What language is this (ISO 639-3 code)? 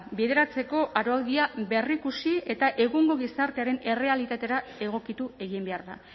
eus